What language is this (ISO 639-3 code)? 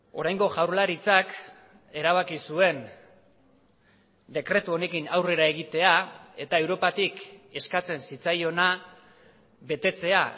eus